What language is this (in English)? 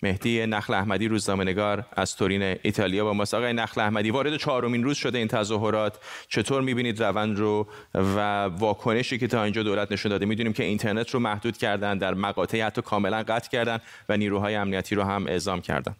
Persian